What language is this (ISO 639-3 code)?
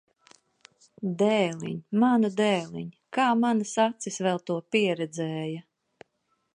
lav